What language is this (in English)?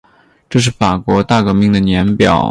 Chinese